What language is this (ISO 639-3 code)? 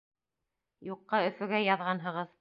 bak